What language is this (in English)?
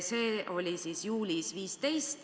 Estonian